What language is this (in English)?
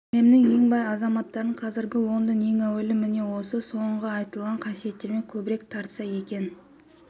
Kazakh